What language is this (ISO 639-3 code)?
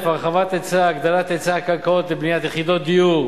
heb